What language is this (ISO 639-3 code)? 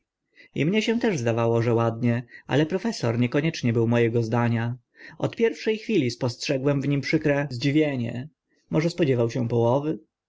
pol